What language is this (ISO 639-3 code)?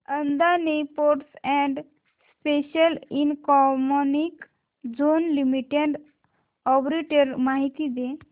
mar